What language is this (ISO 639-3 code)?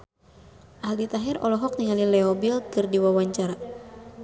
sun